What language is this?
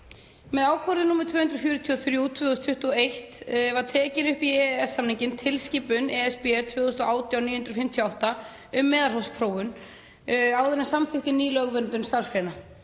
Icelandic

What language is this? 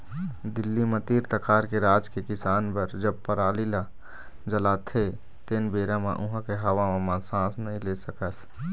Chhattisgarhi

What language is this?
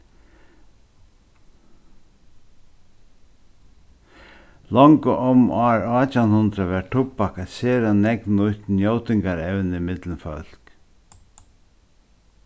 Faroese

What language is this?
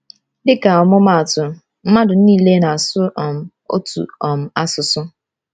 Igbo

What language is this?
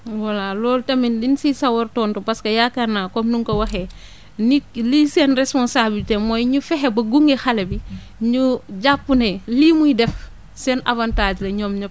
Wolof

